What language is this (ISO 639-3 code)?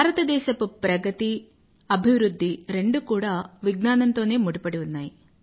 tel